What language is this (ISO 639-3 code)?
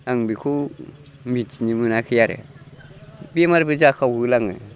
brx